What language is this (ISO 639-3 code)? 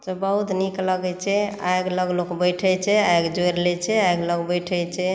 mai